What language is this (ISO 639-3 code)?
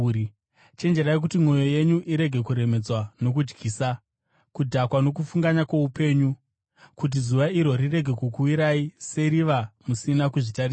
sna